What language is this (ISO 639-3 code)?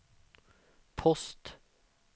swe